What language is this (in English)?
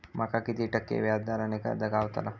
Marathi